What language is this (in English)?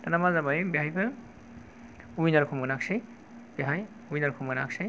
Bodo